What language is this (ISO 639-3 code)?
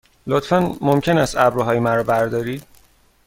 fas